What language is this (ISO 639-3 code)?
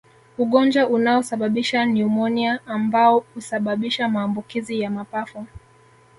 swa